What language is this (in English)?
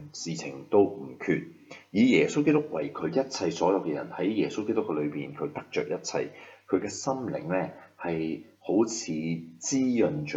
Chinese